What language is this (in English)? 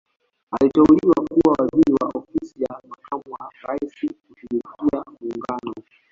Swahili